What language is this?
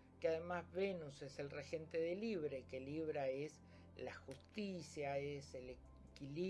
Spanish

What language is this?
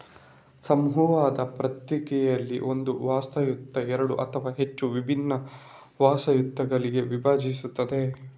Kannada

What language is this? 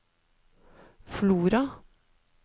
Norwegian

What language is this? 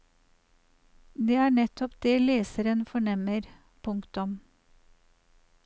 Norwegian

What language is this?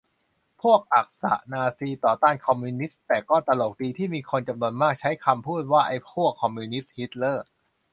Thai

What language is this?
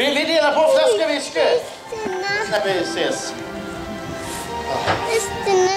Swedish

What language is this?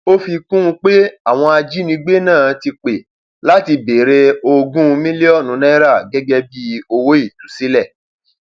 Yoruba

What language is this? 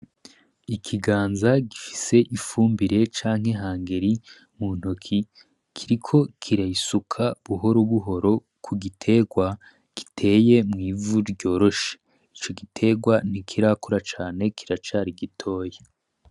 Rundi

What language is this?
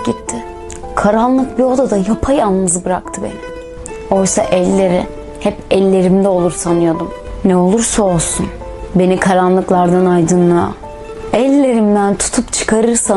Turkish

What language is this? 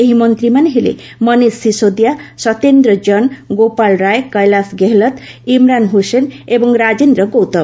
Odia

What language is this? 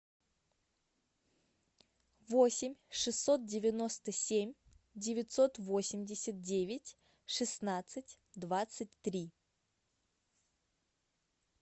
Russian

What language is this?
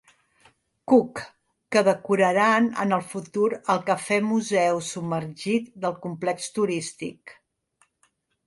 Catalan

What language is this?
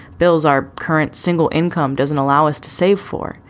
English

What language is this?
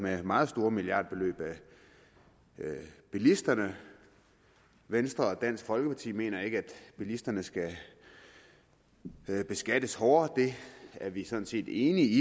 Danish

